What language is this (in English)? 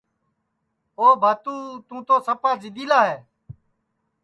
Sansi